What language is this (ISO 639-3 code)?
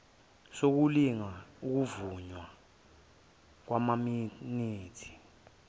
zul